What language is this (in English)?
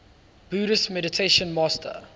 English